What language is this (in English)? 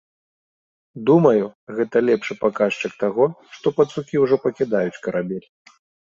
Belarusian